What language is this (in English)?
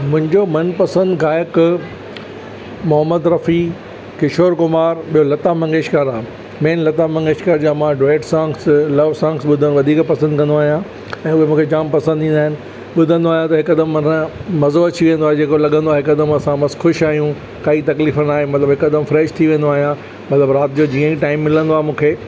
Sindhi